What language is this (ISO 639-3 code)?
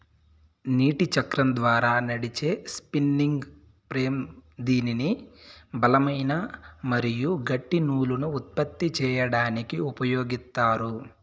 tel